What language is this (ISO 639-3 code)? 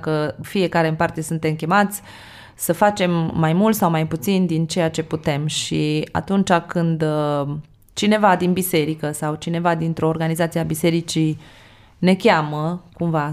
ron